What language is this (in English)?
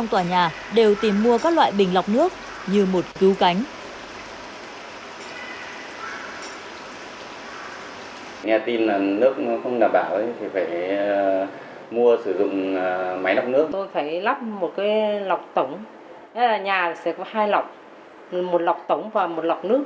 Vietnamese